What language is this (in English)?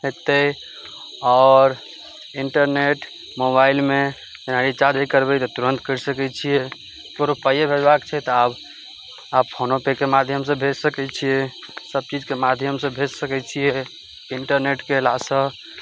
Maithili